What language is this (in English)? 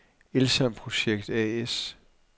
Danish